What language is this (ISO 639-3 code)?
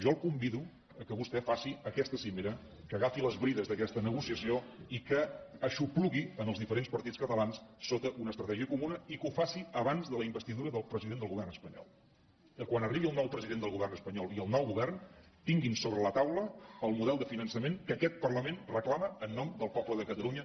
cat